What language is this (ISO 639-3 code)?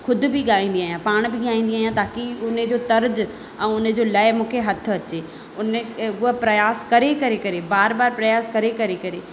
snd